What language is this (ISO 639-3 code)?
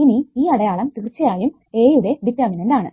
mal